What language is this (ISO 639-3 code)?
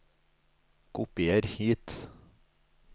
nor